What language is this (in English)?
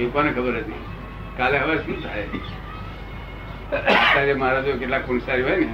Gujarati